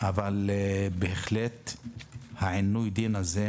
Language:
Hebrew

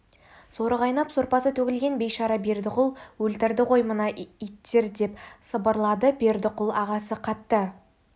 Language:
Kazakh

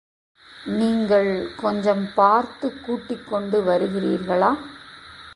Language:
Tamil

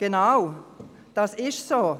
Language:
Swiss German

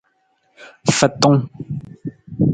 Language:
Nawdm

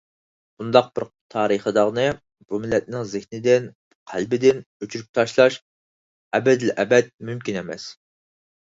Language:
Uyghur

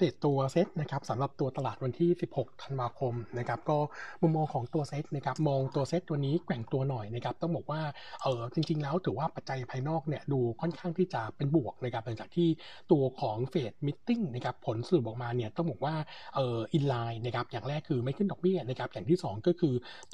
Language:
Thai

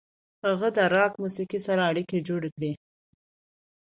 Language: Pashto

